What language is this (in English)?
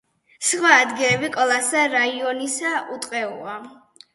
Georgian